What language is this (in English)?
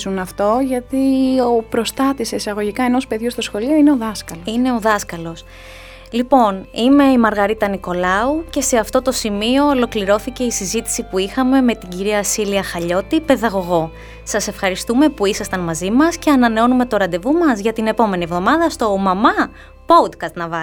Greek